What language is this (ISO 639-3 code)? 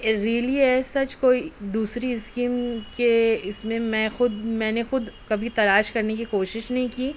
urd